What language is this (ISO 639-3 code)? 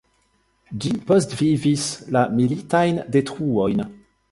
epo